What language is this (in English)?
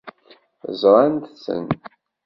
Kabyle